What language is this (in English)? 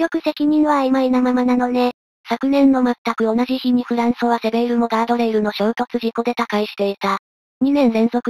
Japanese